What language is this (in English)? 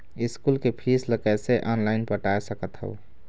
Chhattisgarhi